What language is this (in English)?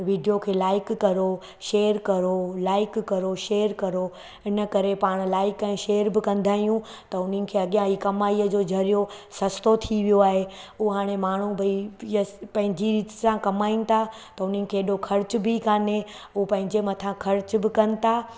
Sindhi